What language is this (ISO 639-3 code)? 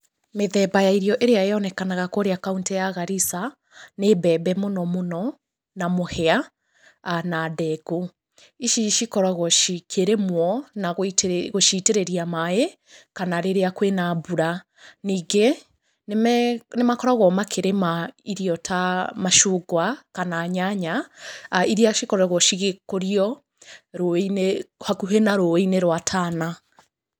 kik